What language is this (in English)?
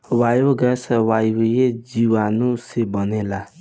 Bhojpuri